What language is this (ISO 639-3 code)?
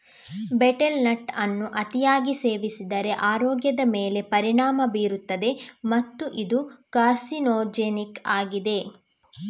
kan